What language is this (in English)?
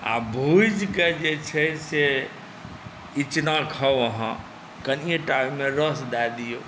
Maithili